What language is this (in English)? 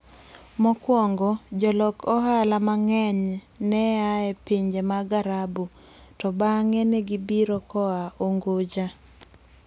Luo (Kenya and Tanzania)